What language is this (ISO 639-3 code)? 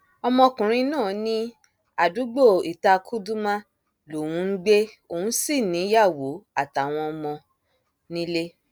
yor